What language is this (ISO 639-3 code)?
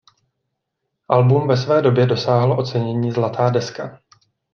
ces